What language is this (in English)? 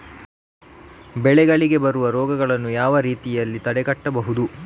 Kannada